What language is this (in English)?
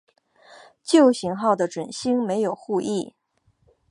Chinese